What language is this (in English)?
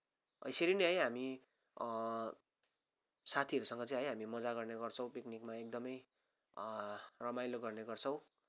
Nepali